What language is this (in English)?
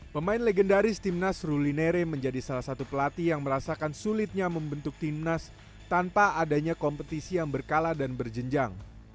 Indonesian